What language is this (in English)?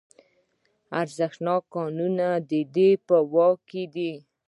Pashto